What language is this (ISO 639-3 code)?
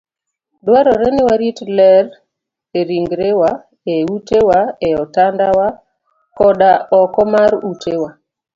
luo